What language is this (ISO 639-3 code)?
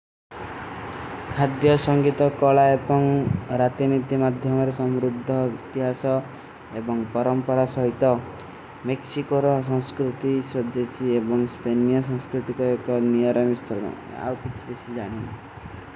uki